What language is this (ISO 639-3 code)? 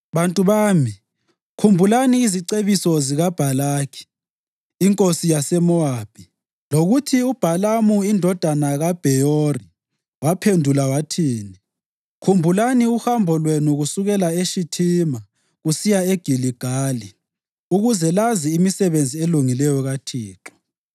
nde